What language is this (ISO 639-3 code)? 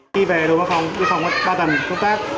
vie